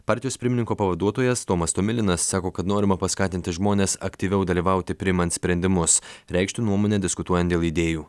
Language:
Lithuanian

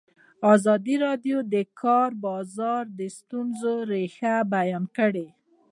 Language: Pashto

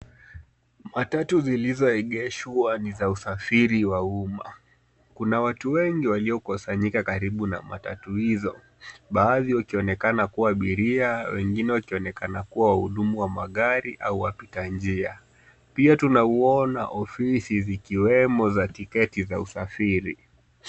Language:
Swahili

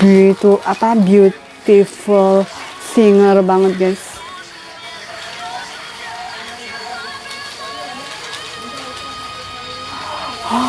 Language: Indonesian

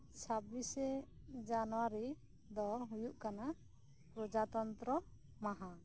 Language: Santali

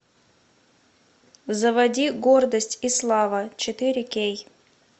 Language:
Russian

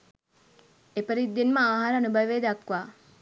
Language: Sinhala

